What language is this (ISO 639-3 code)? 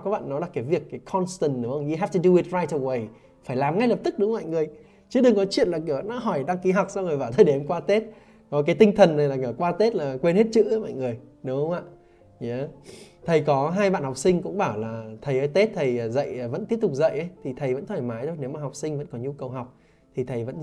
vie